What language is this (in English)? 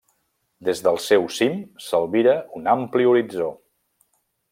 Catalan